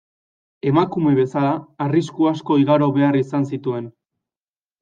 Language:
Basque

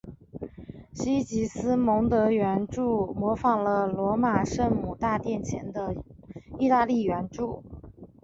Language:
Chinese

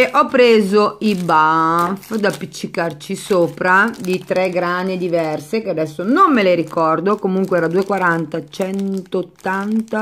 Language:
Italian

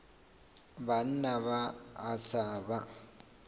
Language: Northern Sotho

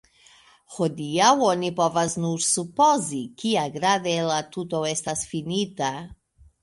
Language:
Esperanto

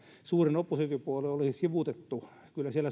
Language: Finnish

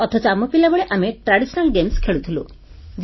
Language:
Odia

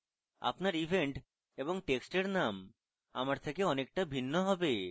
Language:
Bangla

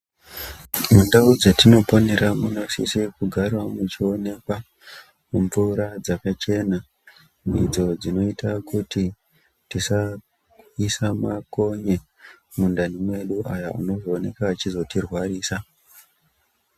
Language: Ndau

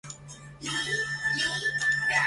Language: Chinese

